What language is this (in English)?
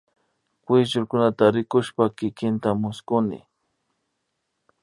Imbabura Highland Quichua